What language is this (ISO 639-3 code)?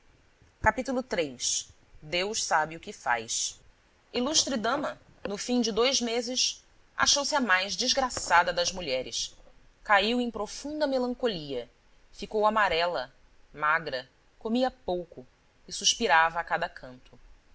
por